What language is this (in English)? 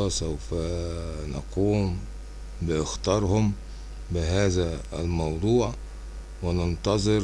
Arabic